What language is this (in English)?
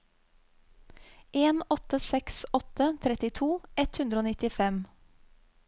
Norwegian